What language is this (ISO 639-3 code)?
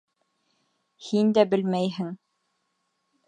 bak